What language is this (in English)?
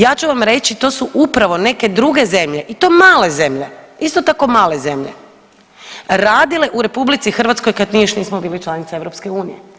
Croatian